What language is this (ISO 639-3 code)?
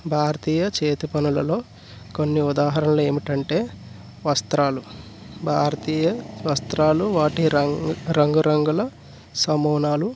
tel